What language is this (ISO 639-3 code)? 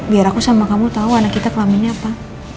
ind